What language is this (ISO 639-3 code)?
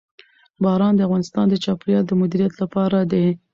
pus